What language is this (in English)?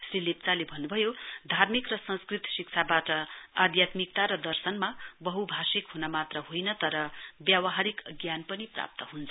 Nepali